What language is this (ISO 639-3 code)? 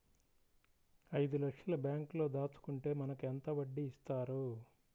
tel